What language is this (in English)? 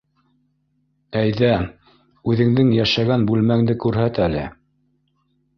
Bashkir